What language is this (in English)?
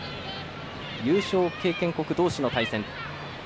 Japanese